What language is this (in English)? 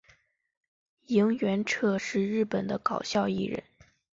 Chinese